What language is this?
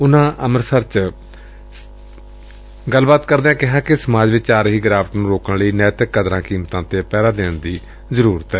Punjabi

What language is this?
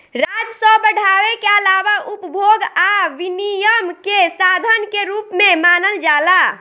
Bhojpuri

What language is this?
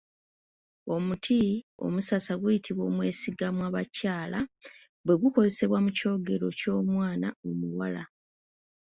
Ganda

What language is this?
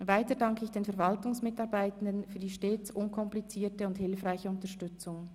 Swiss German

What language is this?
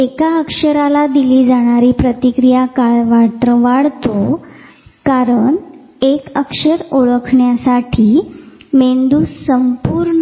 Marathi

